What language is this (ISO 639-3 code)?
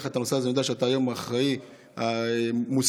heb